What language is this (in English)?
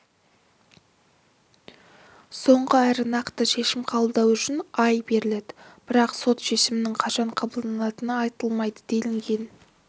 Kazakh